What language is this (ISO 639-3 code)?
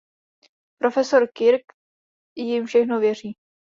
ces